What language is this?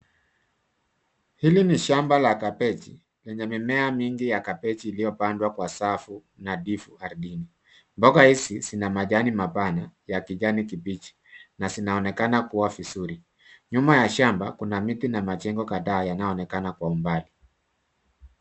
Swahili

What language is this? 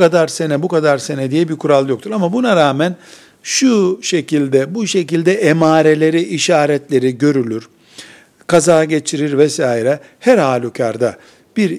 Turkish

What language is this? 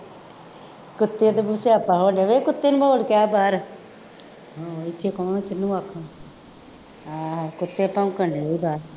Punjabi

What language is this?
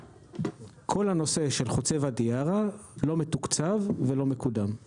Hebrew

